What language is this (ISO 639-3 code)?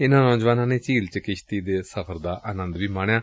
pan